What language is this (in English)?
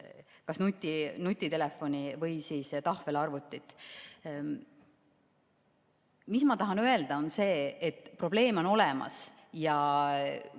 Estonian